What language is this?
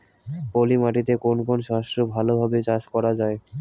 Bangla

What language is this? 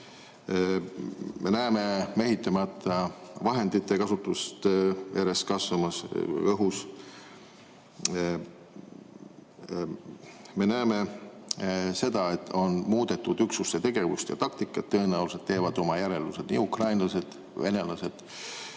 Estonian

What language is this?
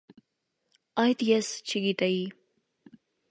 Armenian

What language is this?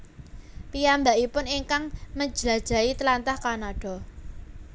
Javanese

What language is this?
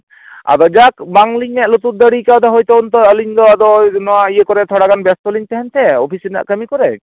Santali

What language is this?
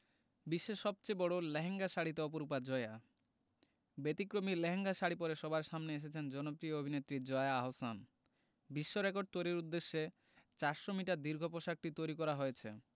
Bangla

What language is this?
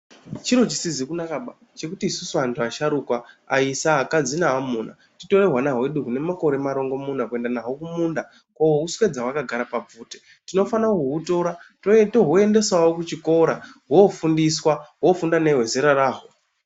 Ndau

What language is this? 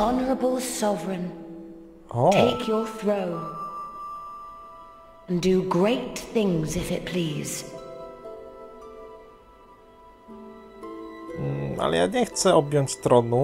Polish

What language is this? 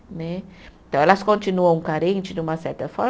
Portuguese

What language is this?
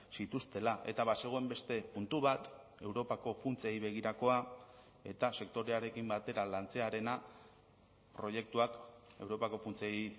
Basque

